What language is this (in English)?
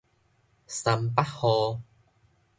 Min Nan Chinese